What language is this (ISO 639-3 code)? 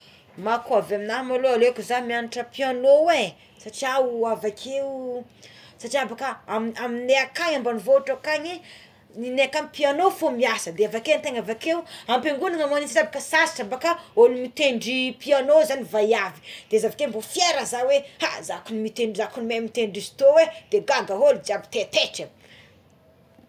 xmw